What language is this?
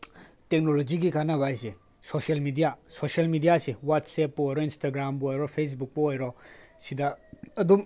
Manipuri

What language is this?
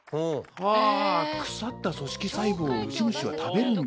Japanese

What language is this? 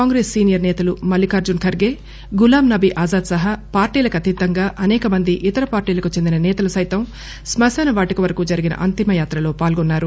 Telugu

